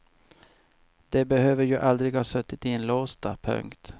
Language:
Swedish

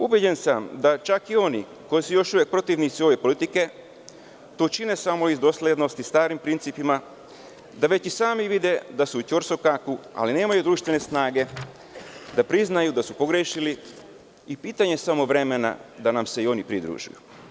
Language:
Serbian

